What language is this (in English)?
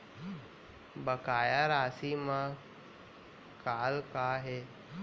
Chhattisgarhi